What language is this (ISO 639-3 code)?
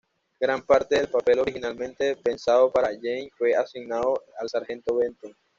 spa